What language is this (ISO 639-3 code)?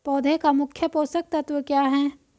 hin